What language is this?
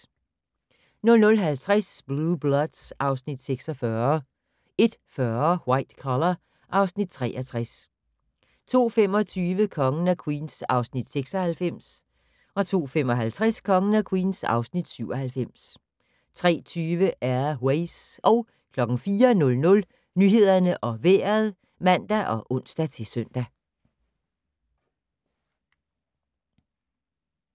Danish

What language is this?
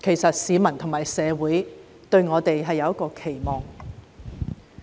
Cantonese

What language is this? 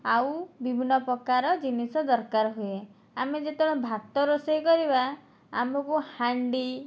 Odia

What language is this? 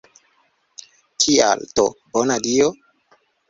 Esperanto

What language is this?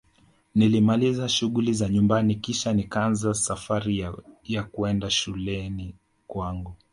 Swahili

